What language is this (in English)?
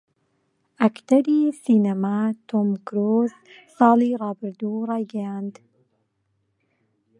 Central Kurdish